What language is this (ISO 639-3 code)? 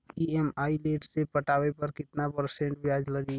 bho